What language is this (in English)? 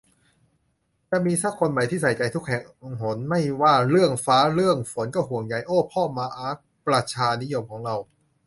Thai